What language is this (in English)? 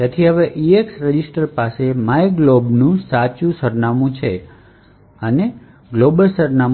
Gujarati